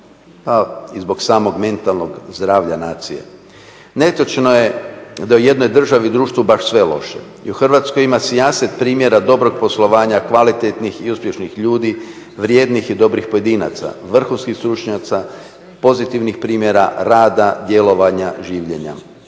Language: Croatian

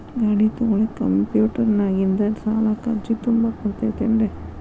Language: Kannada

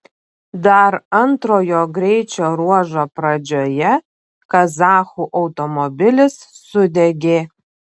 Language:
Lithuanian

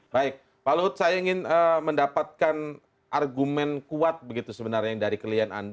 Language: Indonesian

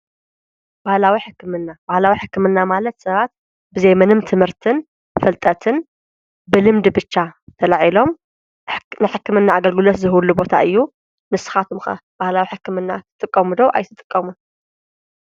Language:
Tigrinya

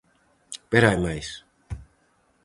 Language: Galician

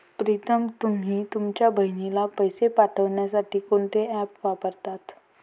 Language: Marathi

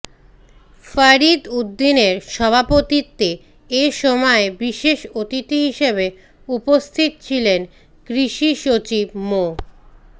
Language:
Bangla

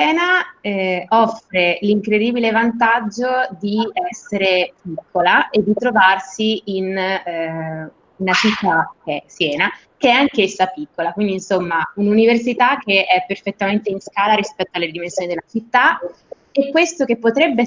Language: Italian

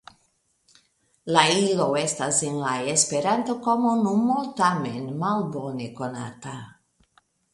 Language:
Esperanto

